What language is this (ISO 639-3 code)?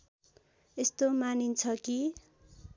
nep